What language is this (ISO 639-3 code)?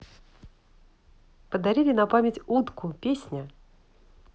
rus